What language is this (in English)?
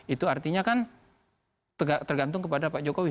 Indonesian